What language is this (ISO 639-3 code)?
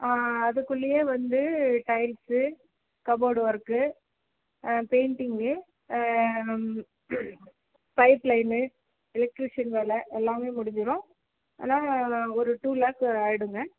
tam